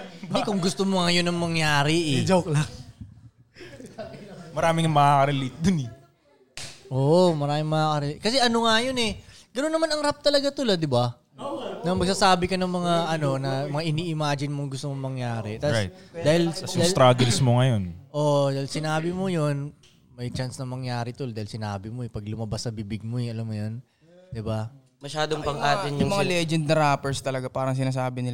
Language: Filipino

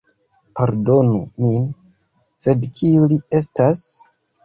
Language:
Esperanto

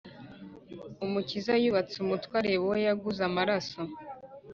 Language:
Kinyarwanda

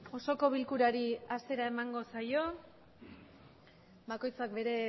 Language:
Basque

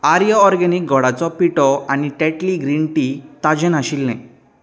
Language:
Konkani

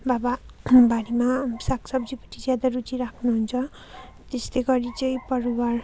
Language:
Nepali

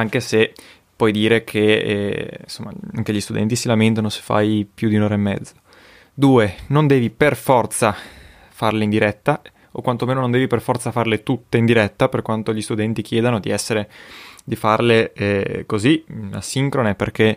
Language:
Italian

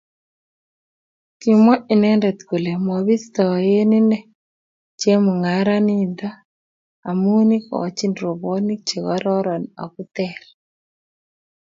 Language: Kalenjin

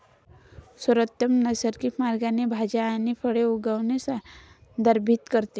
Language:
Marathi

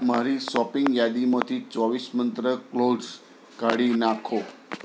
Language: Gujarati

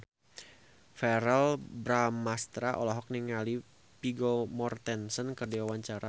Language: Sundanese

